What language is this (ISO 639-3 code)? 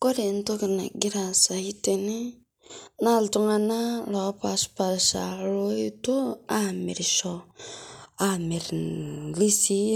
mas